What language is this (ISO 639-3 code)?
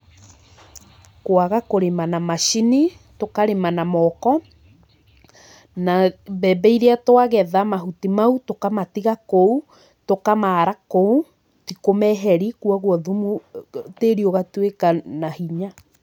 kik